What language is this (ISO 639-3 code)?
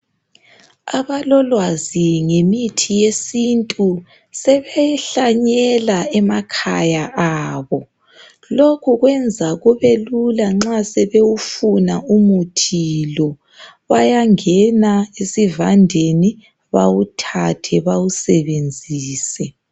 nde